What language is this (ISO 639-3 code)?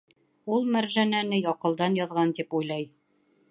bak